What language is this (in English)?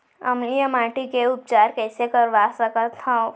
Chhattisgarhi